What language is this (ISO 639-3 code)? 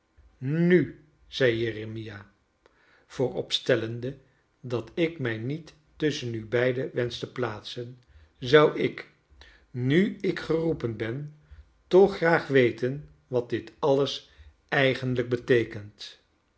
nld